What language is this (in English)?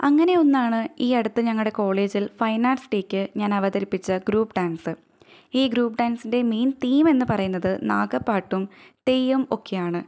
Malayalam